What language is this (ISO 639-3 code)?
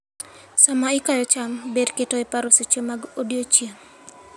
luo